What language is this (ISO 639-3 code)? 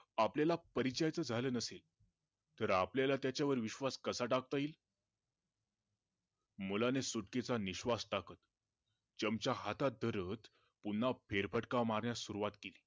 mar